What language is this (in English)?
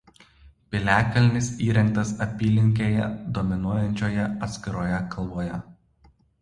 Lithuanian